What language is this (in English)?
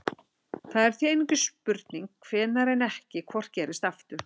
Icelandic